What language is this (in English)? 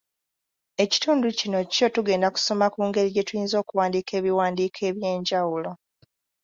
Ganda